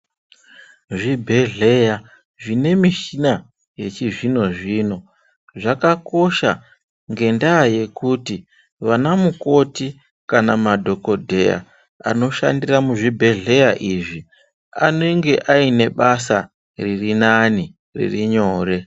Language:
Ndau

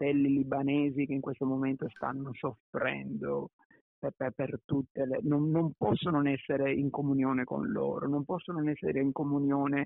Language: Italian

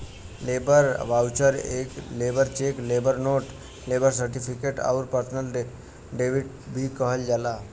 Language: Bhojpuri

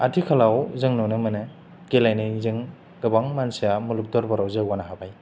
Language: Bodo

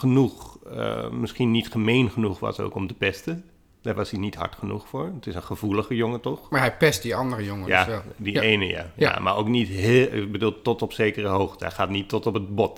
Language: Dutch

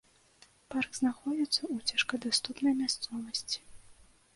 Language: Belarusian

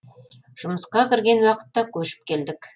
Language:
Kazakh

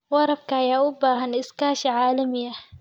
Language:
Somali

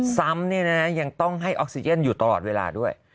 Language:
Thai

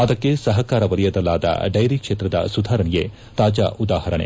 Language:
Kannada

